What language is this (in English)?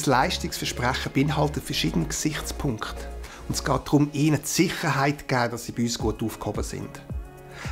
German